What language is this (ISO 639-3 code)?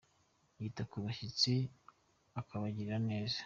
kin